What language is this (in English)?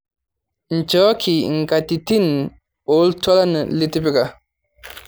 Masai